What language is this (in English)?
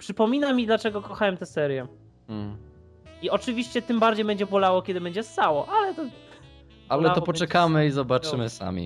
Polish